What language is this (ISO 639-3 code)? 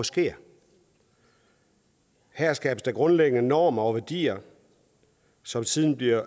dan